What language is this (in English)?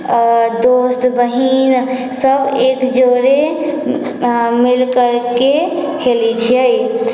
Maithili